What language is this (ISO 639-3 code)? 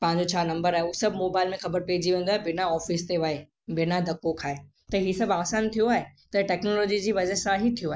snd